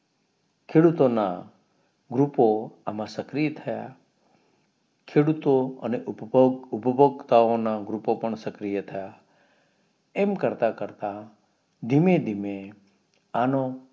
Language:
Gujarati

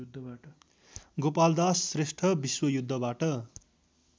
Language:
Nepali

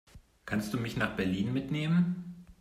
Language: German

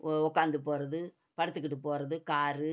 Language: Tamil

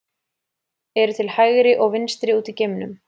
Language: Icelandic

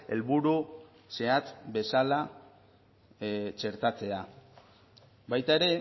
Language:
Basque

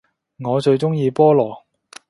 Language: Cantonese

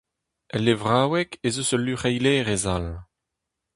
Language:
Breton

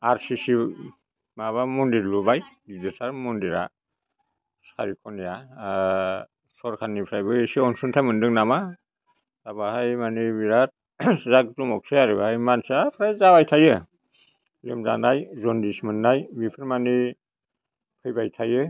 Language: Bodo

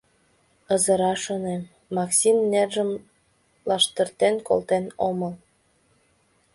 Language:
Mari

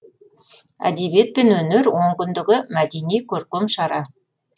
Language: Kazakh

